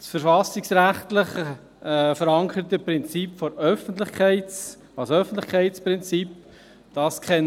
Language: Swiss German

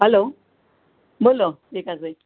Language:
Gujarati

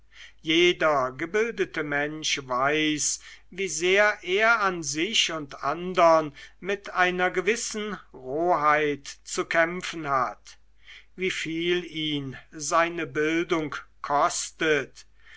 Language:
German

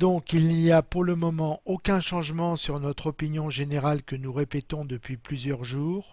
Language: French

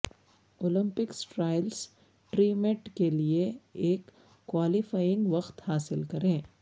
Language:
Urdu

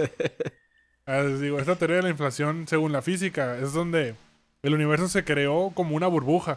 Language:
Spanish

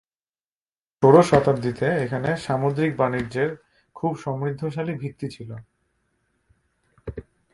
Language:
Bangla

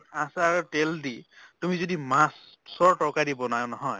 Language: Assamese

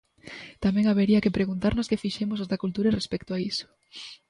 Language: Galician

